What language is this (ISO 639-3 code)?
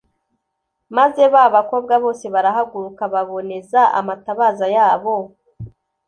kin